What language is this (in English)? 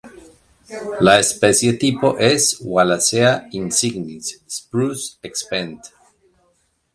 Spanish